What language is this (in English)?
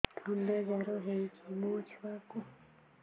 Odia